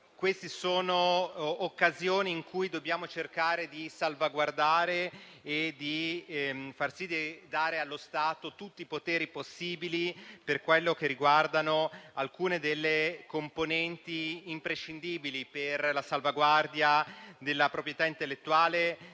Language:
Italian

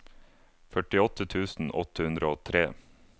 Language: Norwegian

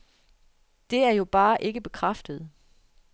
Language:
Danish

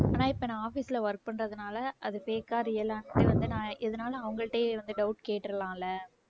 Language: Tamil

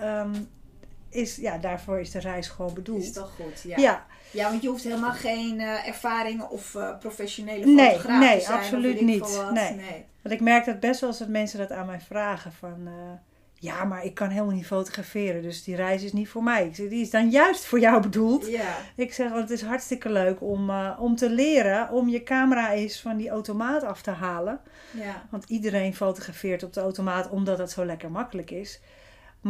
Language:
Dutch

